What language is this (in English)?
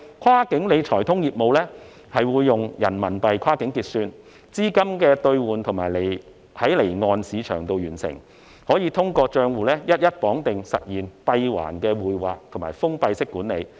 Cantonese